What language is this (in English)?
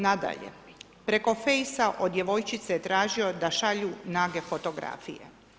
Croatian